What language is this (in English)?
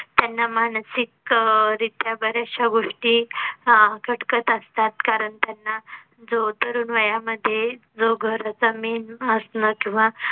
Marathi